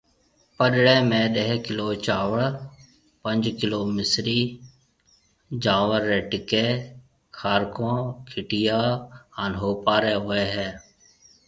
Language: Marwari (Pakistan)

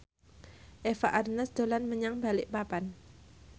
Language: Javanese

